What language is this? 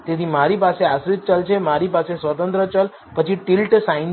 Gujarati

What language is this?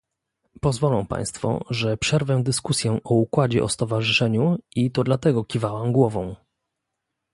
Polish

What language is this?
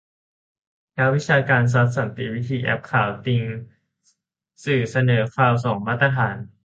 Thai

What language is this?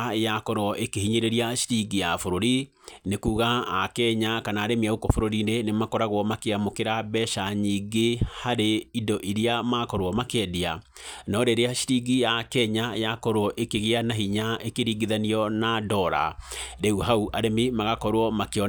Kikuyu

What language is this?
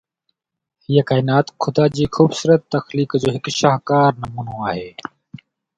Sindhi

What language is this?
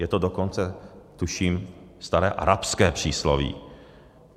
Czech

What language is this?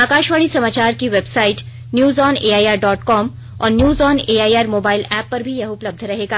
Hindi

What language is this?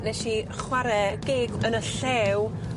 Welsh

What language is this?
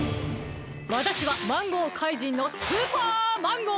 Japanese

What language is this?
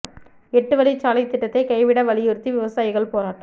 Tamil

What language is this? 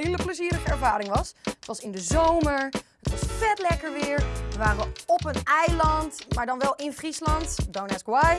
Dutch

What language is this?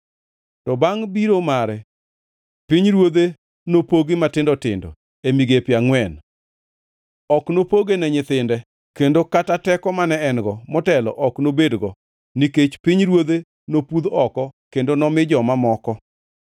Luo (Kenya and Tanzania)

